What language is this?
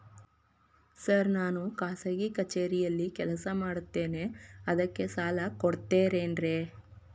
Kannada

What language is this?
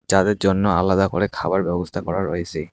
Bangla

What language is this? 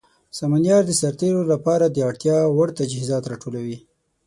Pashto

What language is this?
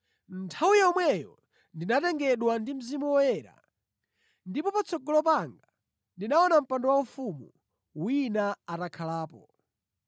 Nyanja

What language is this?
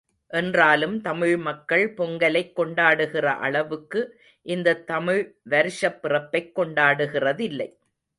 Tamil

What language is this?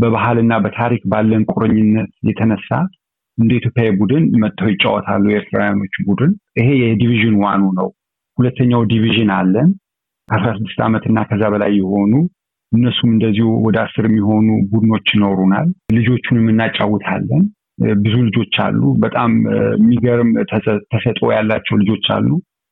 Amharic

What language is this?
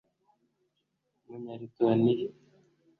Kinyarwanda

